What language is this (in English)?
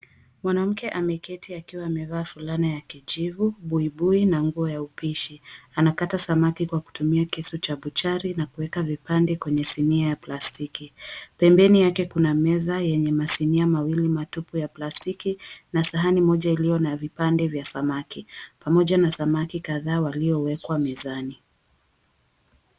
Swahili